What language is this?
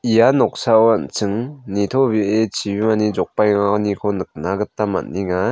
Garo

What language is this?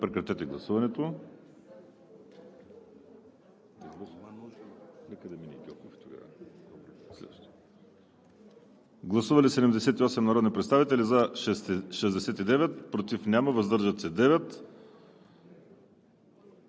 Bulgarian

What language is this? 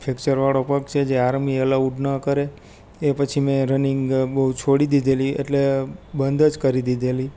Gujarati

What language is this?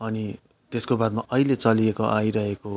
Nepali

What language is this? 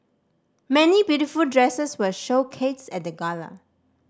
English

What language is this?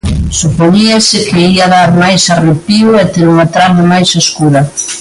Galician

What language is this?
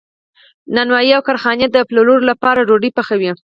Pashto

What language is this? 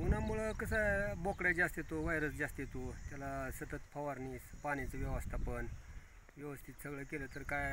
Romanian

